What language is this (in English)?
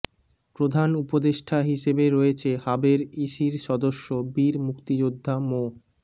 Bangla